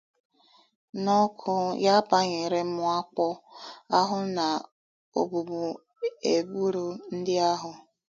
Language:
Igbo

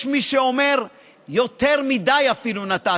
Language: Hebrew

